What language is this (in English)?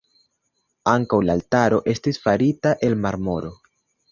Esperanto